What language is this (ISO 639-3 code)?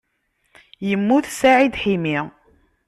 kab